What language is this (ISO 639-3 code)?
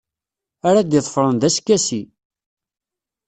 kab